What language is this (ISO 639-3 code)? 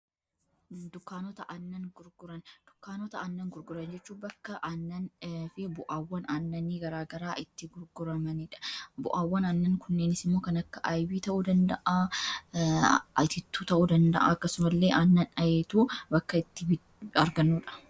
orm